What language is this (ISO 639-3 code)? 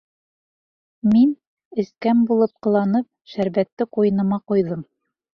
bak